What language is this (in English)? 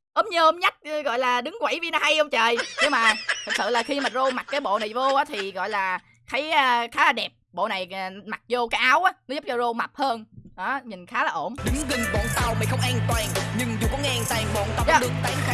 Vietnamese